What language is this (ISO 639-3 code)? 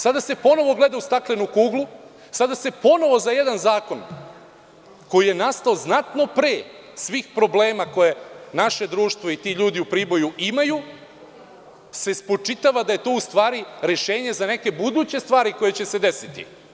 srp